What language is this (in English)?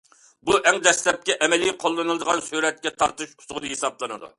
Uyghur